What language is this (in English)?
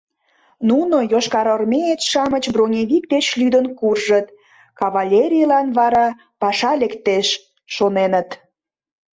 Mari